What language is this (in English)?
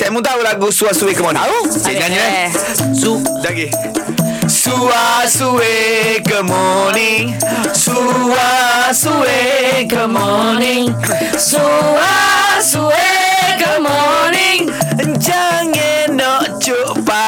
Malay